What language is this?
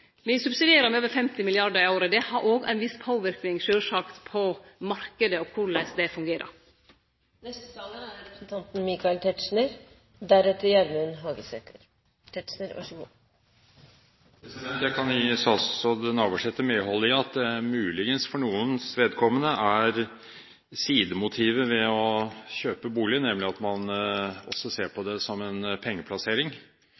Norwegian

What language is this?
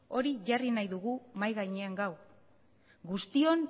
Basque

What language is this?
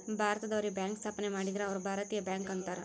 Kannada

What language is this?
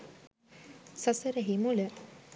Sinhala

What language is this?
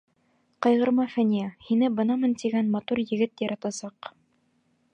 Bashkir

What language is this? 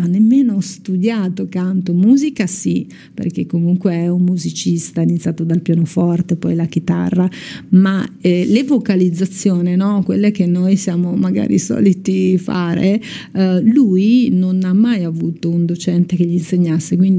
Italian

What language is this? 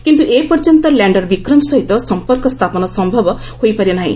Odia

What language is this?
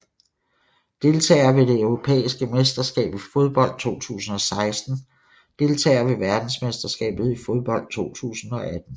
Danish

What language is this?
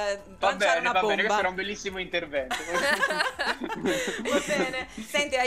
Italian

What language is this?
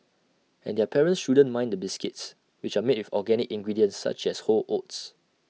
English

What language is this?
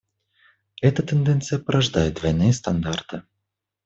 Russian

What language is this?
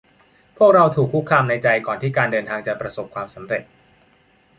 Thai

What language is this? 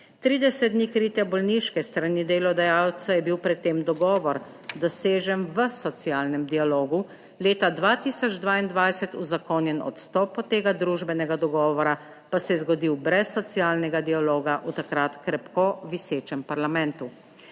Slovenian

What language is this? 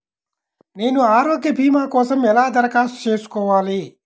Telugu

